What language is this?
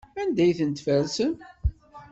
Kabyle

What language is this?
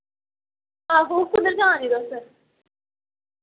Dogri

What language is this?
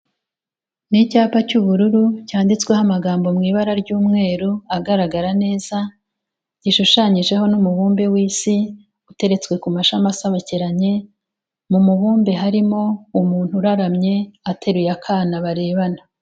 Kinyarwanda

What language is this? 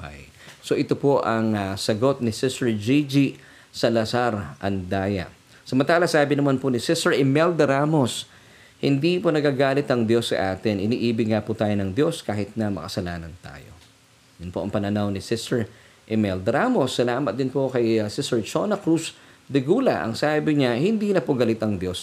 Filipino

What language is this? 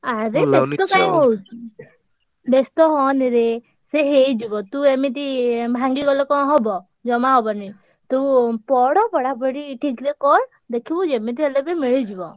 Odia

